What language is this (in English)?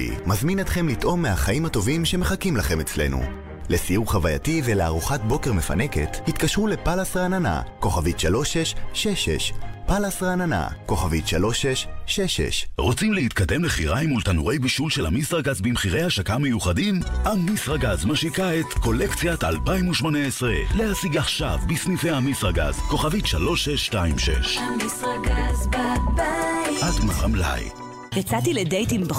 Hebrew